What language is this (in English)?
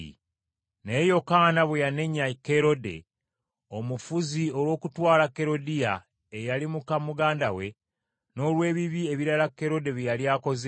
Ganda